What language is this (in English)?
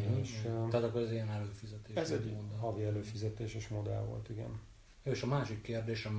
Hungarian